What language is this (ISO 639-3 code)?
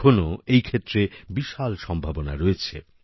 ben